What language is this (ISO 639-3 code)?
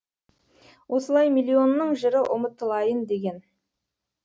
kaz